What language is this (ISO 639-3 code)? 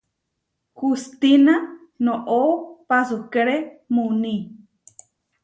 var